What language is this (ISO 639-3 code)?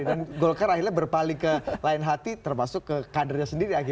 ind